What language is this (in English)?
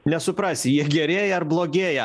Lithuanian